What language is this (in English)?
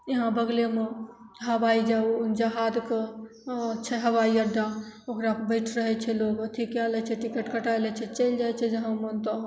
Maithili